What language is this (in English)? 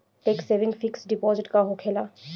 Bhojpuri